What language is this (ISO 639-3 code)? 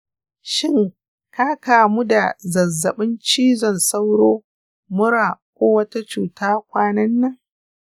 hau